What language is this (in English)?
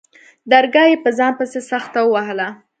Pashto